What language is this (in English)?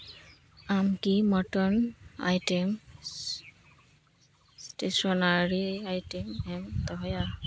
Santali